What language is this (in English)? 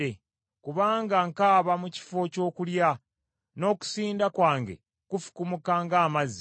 Ganda